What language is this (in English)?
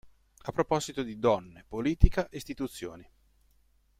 Italian